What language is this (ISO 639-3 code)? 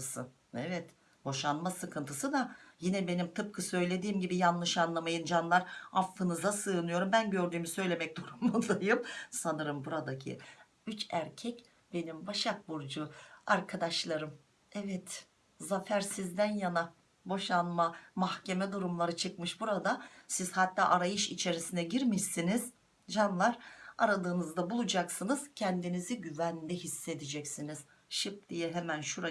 tur